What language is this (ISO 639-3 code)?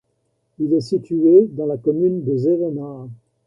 fra